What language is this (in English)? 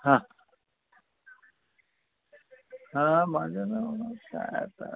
Marathi